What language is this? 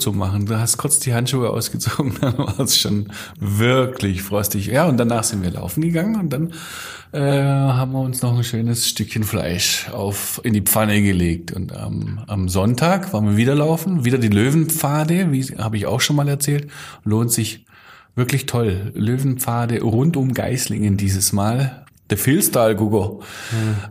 German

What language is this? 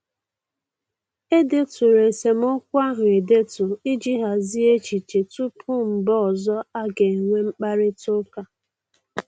Igbo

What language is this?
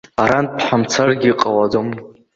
Abkhazian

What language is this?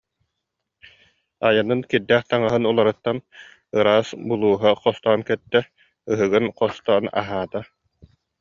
Yakut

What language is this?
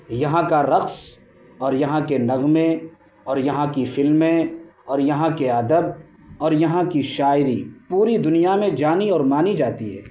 Urdu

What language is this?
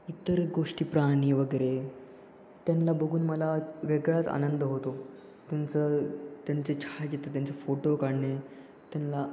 Marathi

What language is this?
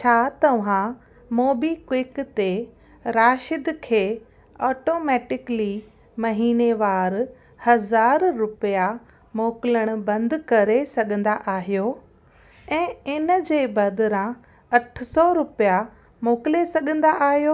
Sindhi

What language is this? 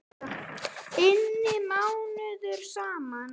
Icelandic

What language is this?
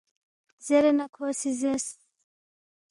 Balti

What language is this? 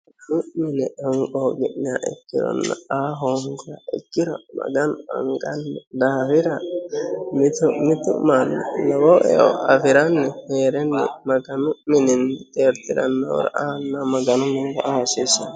Sidamo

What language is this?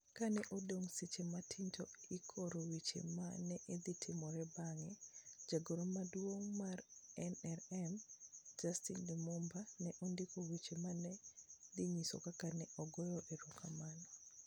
Luo (Kenya and Tanzania)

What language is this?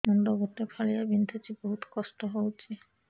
Odia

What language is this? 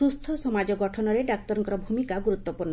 Odia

